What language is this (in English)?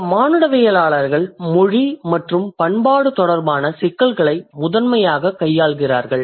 Tamil